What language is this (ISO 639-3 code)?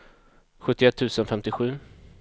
swe